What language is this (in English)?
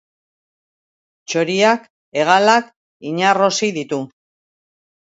Basque